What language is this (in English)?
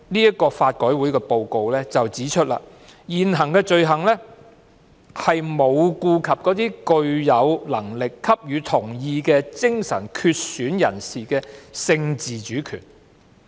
Cantonese